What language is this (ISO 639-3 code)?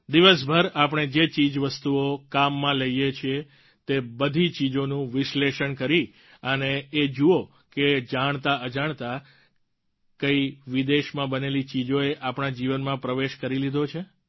guj